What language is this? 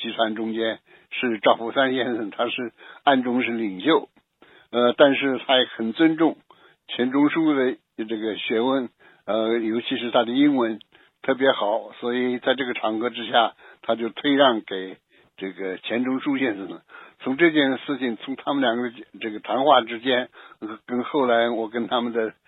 Chinese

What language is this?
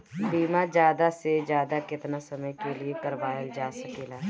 Bhojpuri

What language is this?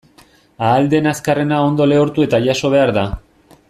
Basque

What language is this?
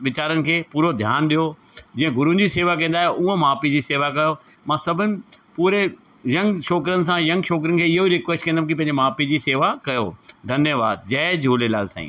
Sindhi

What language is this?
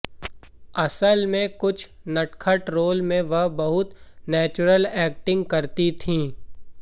Hindi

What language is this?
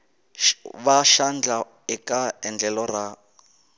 Tsonga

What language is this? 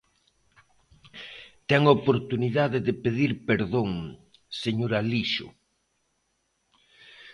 Galician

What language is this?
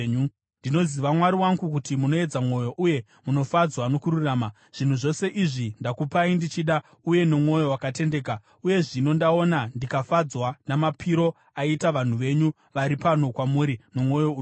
Shona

